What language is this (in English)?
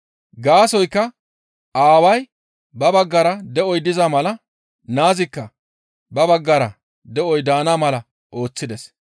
Gamo